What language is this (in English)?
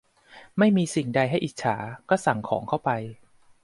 Thai